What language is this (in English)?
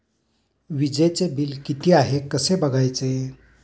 Marathi